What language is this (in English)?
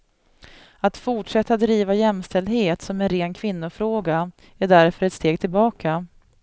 Swedish